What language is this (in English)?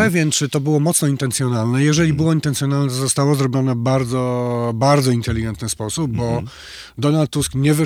Polish